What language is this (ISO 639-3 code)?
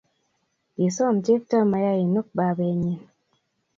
kln